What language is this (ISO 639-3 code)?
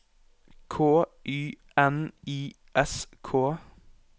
nor